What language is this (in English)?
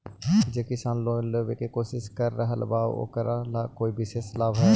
Magahi